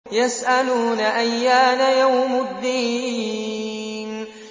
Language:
Arabic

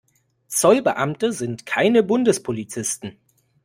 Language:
German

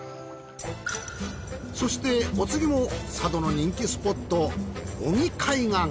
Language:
Japanese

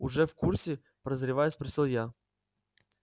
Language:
Russian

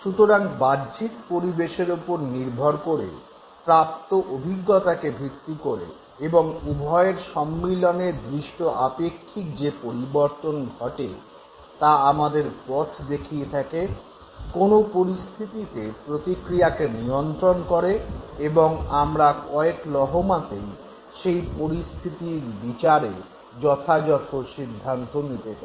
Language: Bangla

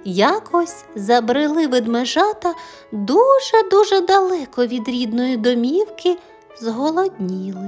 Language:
Ukrainian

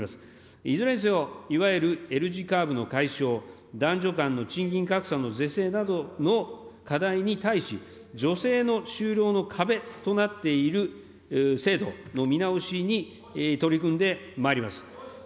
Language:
Japanese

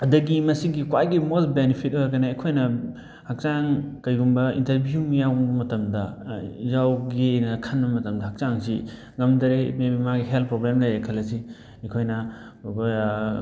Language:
Manipuri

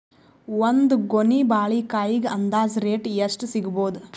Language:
Kannada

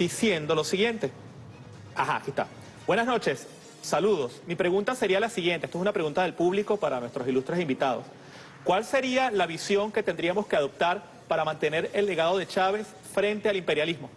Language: Spanish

